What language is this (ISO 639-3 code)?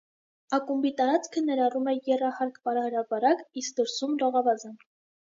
hye